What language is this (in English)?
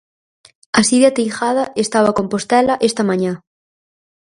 Galician